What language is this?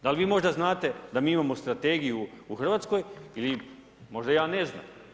Croatian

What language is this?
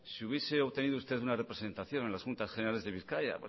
Spanish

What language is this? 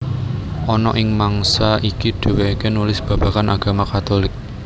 Javanese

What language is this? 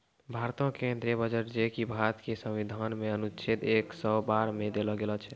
Maithili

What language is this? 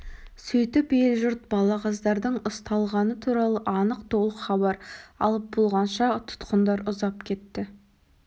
Kazakh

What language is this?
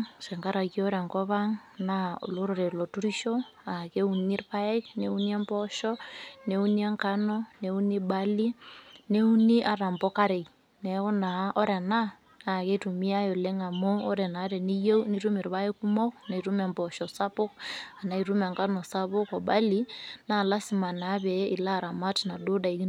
Masai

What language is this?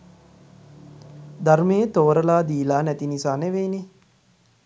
Sinhala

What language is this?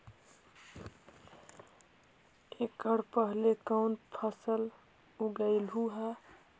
Magahi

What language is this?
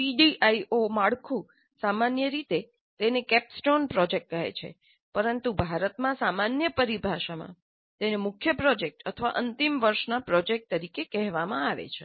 Gujarati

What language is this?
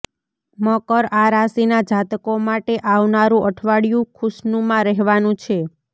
Gujarati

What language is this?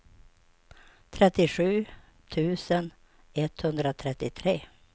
Swedish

